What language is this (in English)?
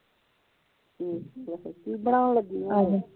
Punjabi